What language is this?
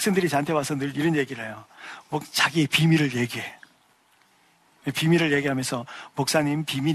Korean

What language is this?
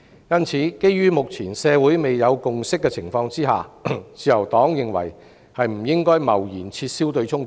Cantonese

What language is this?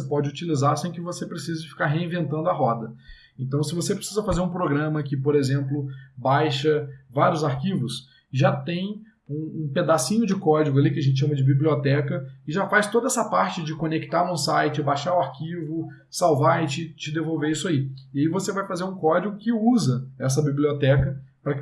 Portuguese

